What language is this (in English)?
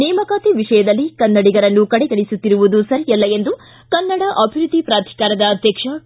Kannada